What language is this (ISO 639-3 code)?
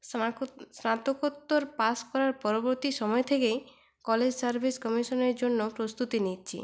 ben